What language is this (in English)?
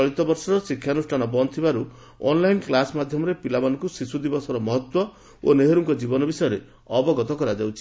Odia